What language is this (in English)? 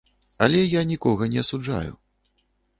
Belarusian